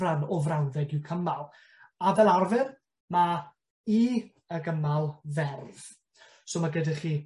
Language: Welsh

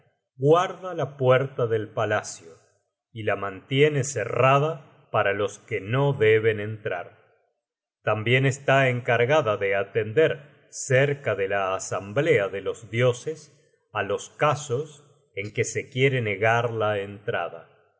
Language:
Spanish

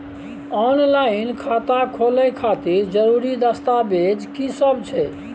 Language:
Maithili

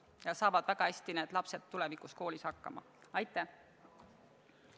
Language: Estonian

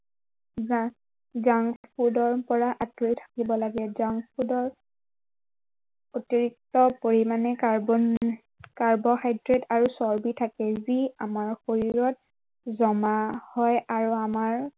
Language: Assamese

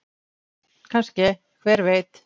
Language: Icelandic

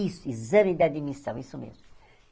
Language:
Portuguese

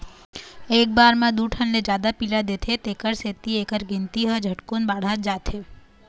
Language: Chhattisgarhi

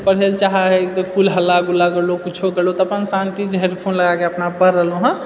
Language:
Maithili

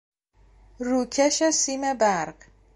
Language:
Persian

